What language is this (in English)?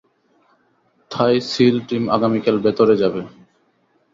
Bangla